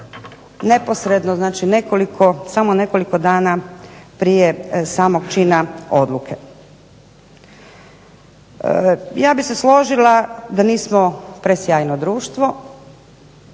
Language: Croatian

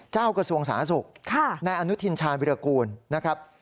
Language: Thai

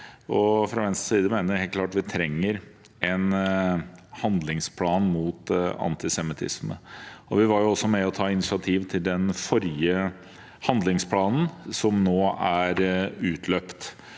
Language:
Norwegian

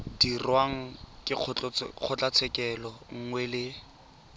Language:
Tswana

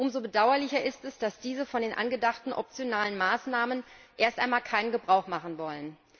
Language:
German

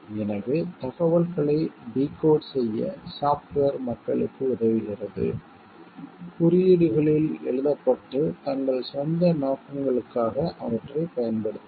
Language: Tamil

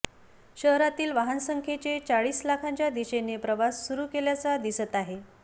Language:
Marathi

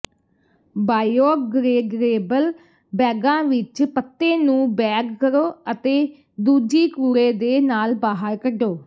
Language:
Punjabi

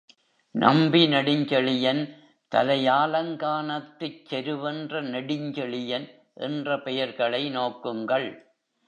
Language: Tamil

